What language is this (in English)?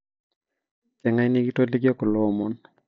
Masai